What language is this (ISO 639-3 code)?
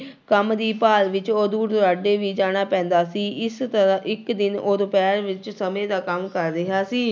pan